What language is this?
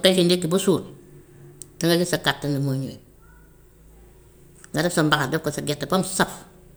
Gambian Wolof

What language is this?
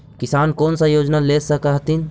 Magahi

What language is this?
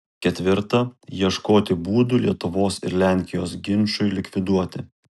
Lithuanian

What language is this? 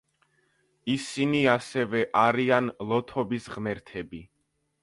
Georgian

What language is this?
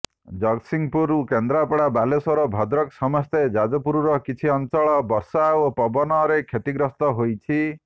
Odia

